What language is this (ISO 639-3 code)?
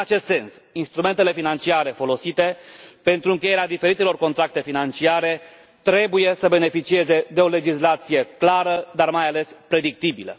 ron